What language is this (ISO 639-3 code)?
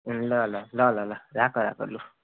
nep